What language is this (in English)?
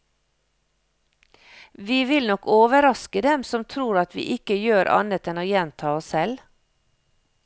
Norwegian